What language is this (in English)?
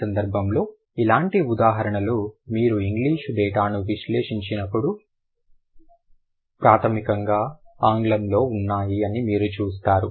Telugu